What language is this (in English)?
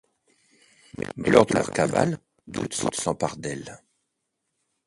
French